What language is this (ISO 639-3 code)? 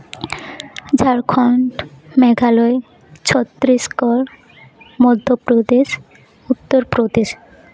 sat